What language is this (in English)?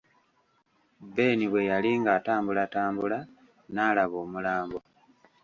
Ganda